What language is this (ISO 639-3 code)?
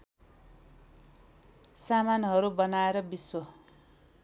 nep